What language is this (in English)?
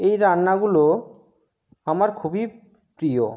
Bangla